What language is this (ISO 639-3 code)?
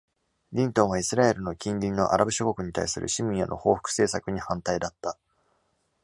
jpn